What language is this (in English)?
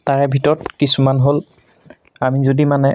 Assamese